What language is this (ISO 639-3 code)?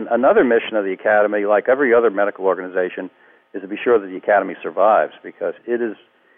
eng